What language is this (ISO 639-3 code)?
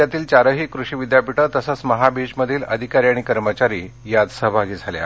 mar